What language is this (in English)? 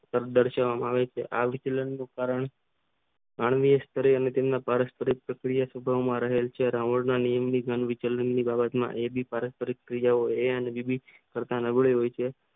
Gujarati